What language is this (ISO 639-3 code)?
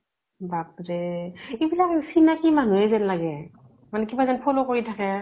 asm